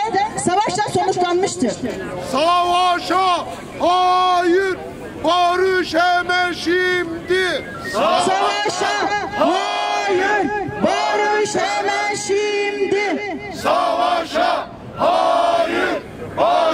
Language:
Turkish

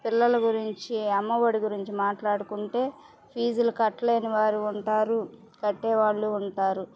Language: Telugu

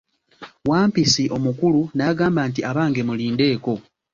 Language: Ganda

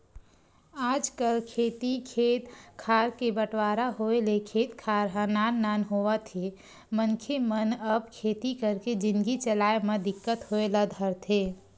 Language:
Chhattisgarhi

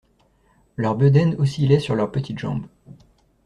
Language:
French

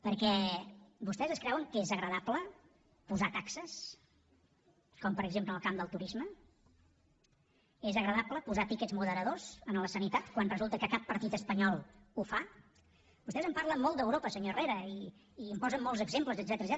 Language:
Catalan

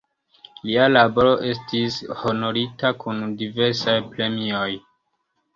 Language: Esperanto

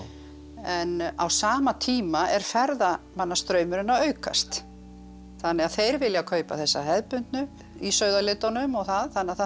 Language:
Icelandic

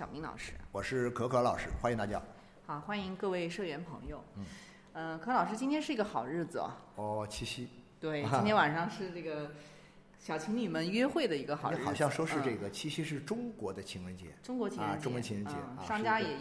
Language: Chinese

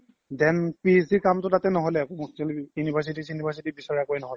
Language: Assamese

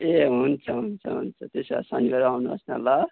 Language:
Nepali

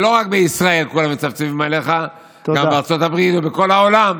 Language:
Hebrew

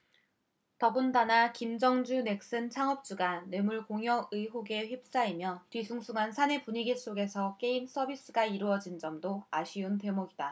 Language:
Korean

